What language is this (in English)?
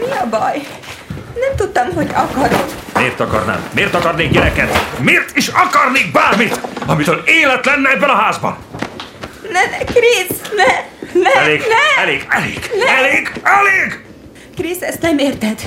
Hungarian